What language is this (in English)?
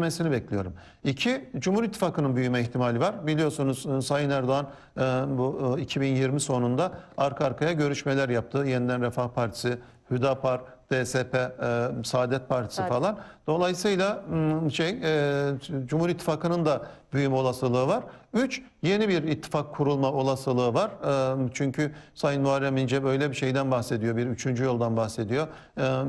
Turkish